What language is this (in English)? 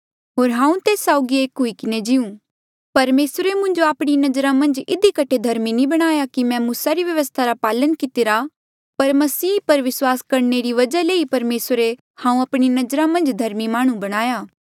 Mandeali